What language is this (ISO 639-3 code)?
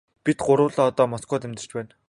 mon